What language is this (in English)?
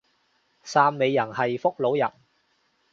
Cantonese